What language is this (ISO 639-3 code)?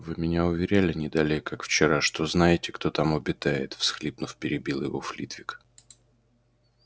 rus